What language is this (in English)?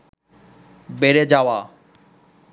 Bangla